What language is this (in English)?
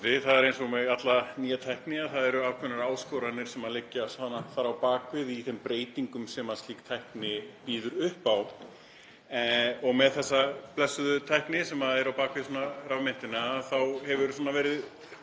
Icelandic